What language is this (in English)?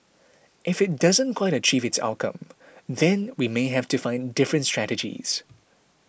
English